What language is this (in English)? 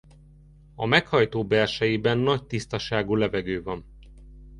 Hungarian